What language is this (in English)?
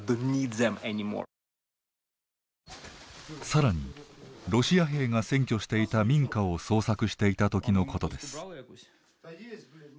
Japanese